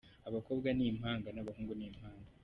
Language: Kinyarwanda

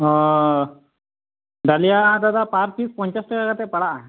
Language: Santali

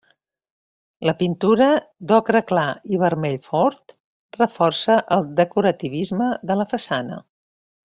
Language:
Catalan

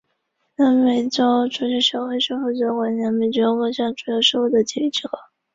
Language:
Chinese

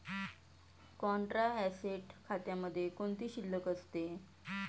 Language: Marathi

